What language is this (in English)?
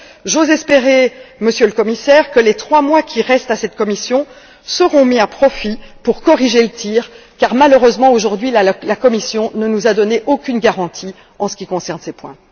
French